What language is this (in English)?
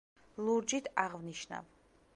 Georgian